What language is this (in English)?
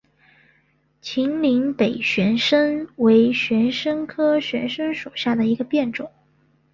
Chinese